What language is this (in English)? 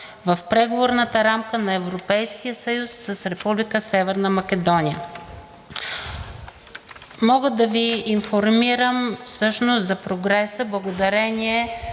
Bulgarian